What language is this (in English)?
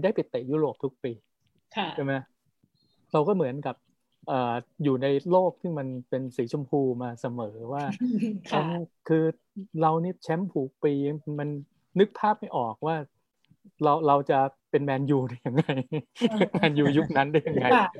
Thai